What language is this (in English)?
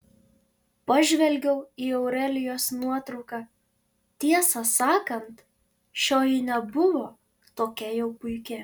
Lithuanian